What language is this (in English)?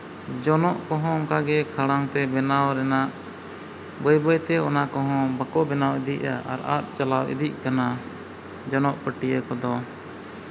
Santali